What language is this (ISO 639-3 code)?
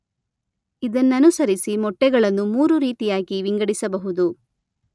kan